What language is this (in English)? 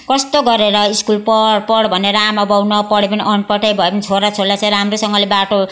Nepali